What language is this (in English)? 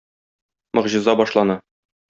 Tatar